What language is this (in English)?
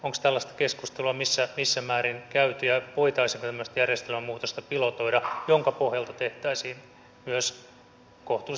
Finnish